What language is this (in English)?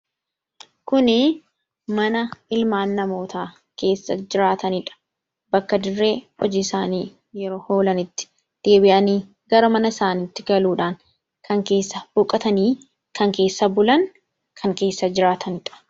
Oromo